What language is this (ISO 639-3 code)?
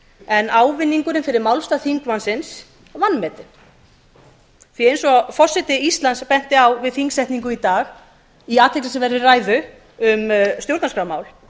isl